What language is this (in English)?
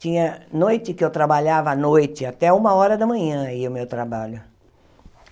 Portuguese